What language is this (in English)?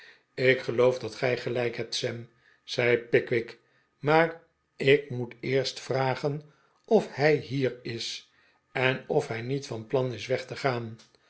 Dutch